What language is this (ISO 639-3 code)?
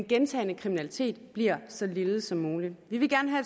dan